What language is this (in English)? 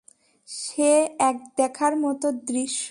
Bangla